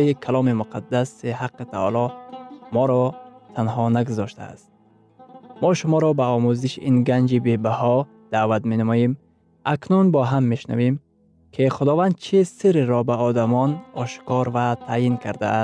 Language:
Persian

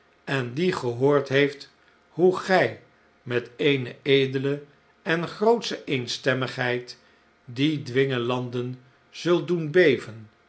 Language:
Dutch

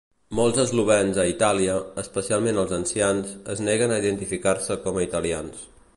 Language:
Catalan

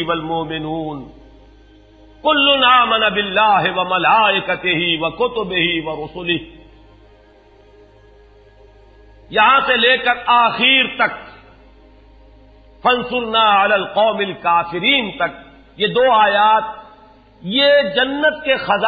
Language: Urdu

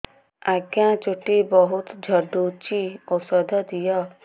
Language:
Odia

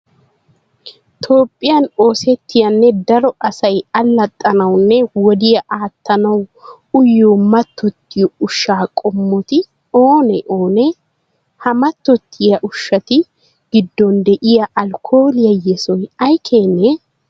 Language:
Wolaytta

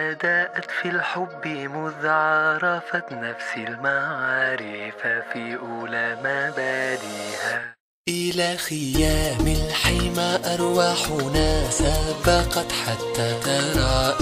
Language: Arabic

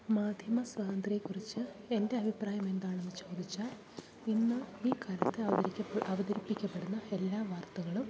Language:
Malayalam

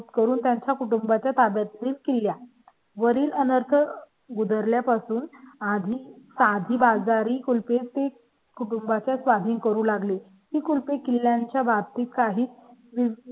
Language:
Marathi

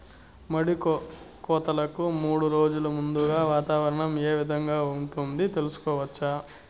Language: Telugu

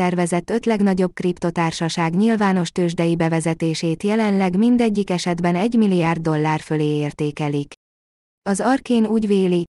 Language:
Hungarian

